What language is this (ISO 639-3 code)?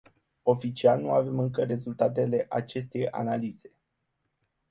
ron